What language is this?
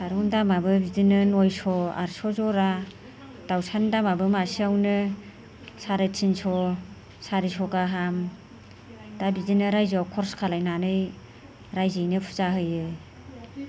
Bodo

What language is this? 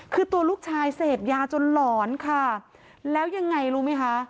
Thai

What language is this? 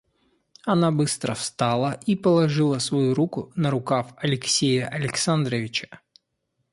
Russian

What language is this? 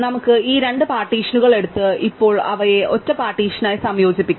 Malayalam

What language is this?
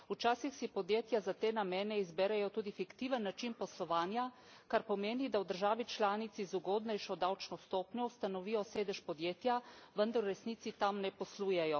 Slovenian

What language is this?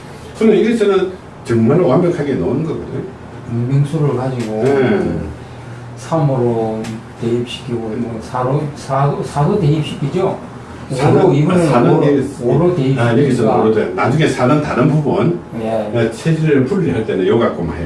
Korean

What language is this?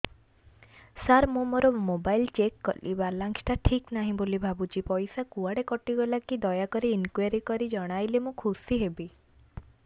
Odia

